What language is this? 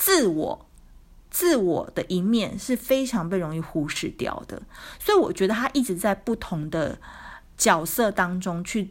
Chinese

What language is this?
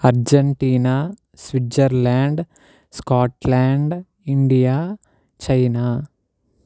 Telugu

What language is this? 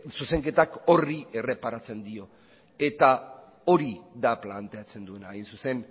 Basque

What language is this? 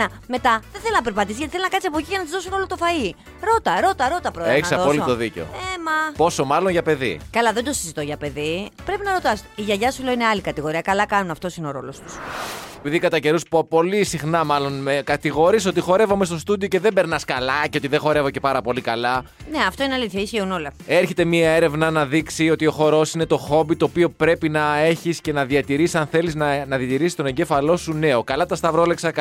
Greek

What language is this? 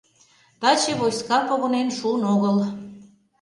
Mari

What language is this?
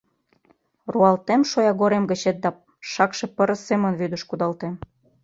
Mari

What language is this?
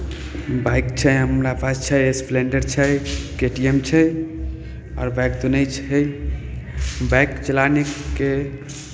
Maithili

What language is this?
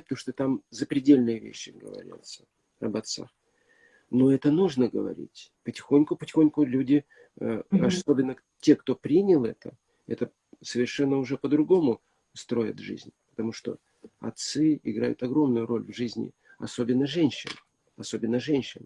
Russian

